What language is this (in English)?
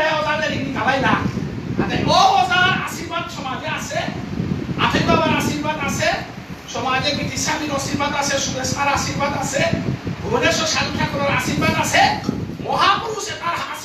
Indonesian